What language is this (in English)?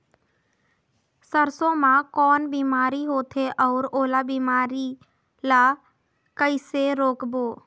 Chhattisgarhi